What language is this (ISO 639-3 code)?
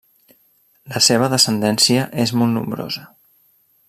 cat